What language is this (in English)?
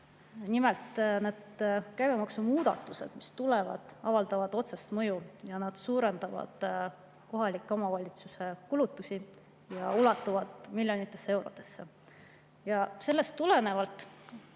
Estonian